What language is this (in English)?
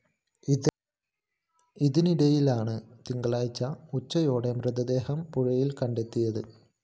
Malayalam